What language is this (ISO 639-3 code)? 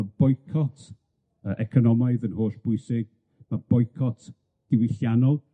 cym